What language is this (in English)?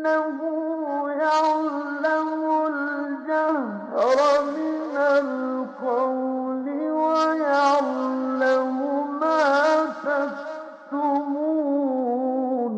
Arabic